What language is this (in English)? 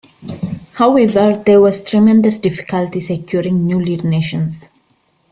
English